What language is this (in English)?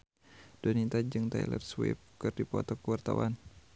Sundanese